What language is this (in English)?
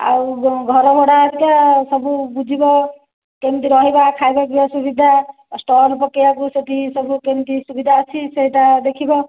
Odia